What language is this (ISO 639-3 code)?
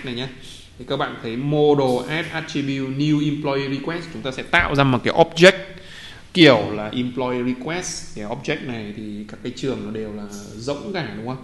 vie